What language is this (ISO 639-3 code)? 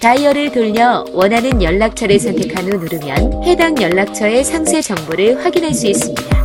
kor